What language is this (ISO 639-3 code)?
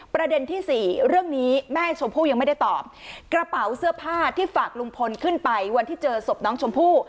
tha